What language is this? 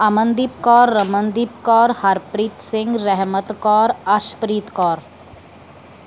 Punjabi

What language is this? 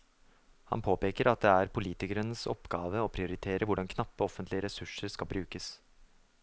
Norwegian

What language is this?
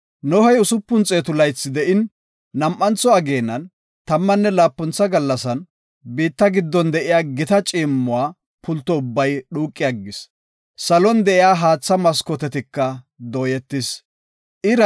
Gofa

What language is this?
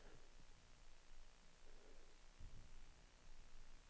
Danish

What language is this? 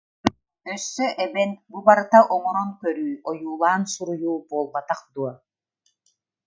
Yakut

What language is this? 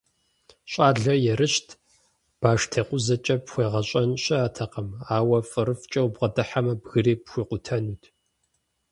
Kabardian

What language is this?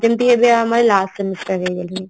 Odia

